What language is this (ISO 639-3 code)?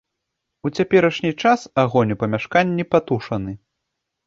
bel